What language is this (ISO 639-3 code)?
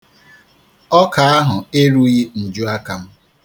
ibo